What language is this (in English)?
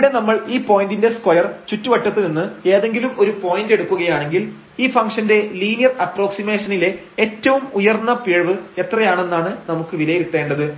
Malayalam